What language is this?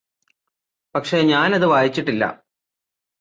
Malayalam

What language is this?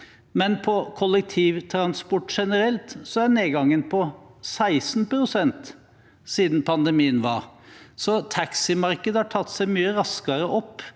Norwegian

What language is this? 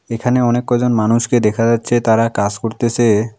Bangla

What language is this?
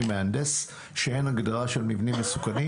Hebrew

